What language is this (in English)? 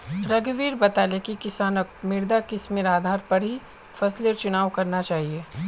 Magahi